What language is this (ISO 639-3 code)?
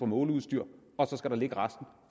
dan